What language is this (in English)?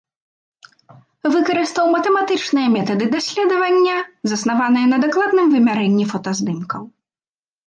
Belarusian